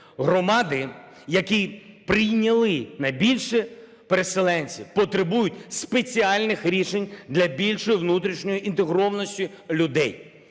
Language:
Ukrainian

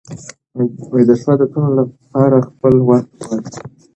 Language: Pashto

